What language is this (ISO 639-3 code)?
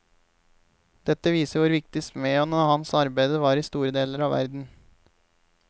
nor